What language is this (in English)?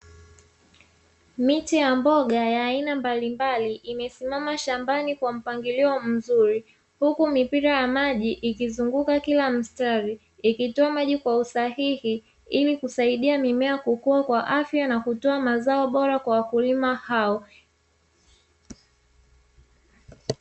Swahili